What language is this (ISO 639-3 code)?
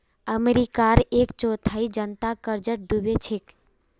mag